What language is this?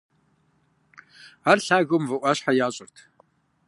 Kabardian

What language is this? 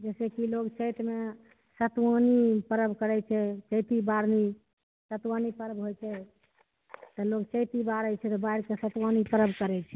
Maithili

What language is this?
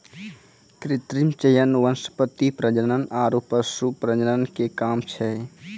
Maithili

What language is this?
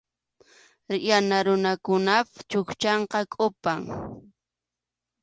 Arequipa-La Unión Quechua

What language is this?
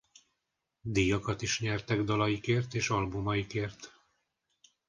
Hungarian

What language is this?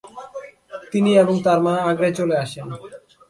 Bangla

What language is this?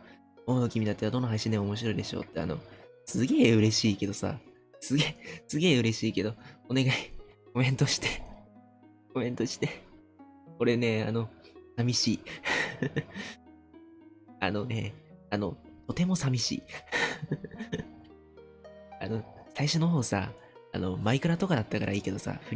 Japanese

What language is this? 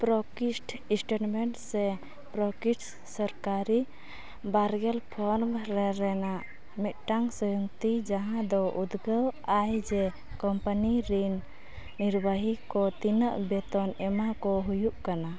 Santali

